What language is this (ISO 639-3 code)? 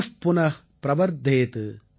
tam